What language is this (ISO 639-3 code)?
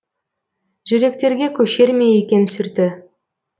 kaz